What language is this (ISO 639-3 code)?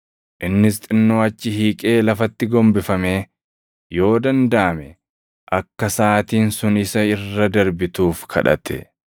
orm